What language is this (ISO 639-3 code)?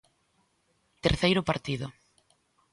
glg